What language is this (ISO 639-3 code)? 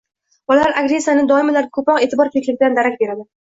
uzb